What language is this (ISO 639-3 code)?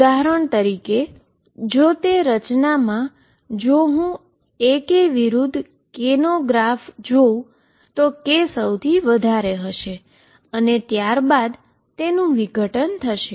guj